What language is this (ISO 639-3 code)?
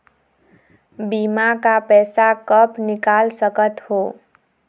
hne